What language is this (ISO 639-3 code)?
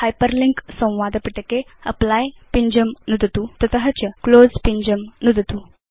san